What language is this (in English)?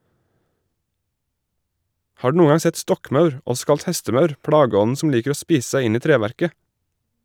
Norwegian